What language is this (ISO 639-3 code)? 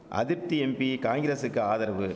tam